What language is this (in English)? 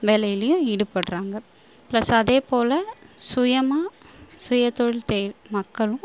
Tamil